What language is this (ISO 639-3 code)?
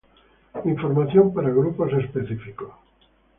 spa